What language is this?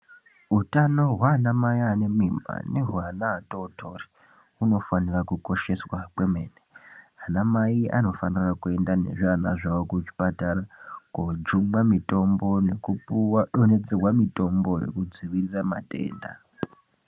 Ndau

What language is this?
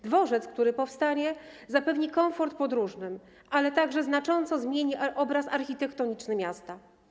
Polish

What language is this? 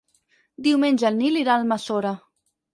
Catalan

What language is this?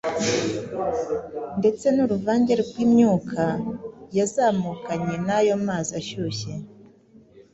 Kinyarwanda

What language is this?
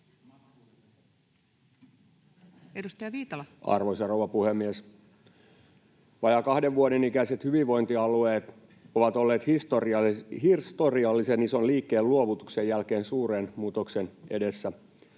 Finnish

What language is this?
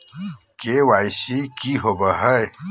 Magahi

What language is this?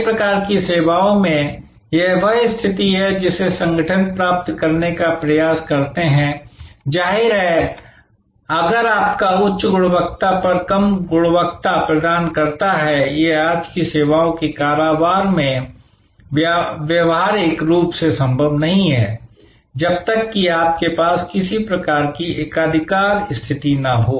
Hindi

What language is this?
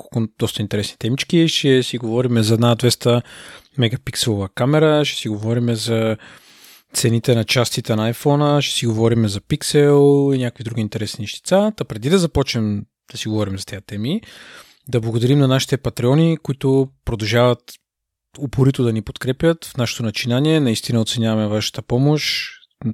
Bulgarian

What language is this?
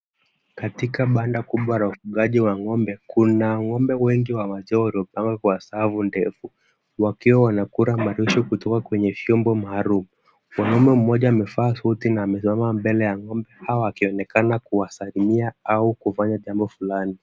Swahili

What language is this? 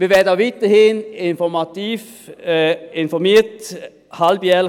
Swiss German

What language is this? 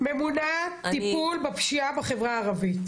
Hebrew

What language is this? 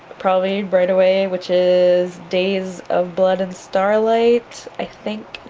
English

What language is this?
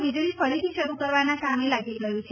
Gujarati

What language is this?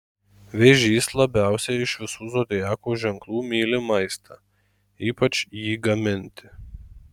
Lithuanian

